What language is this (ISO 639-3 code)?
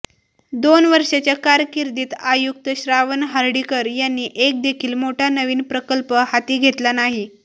mar